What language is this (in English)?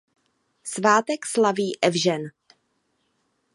Czech